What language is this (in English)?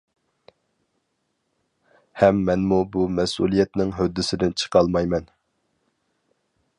Uyghur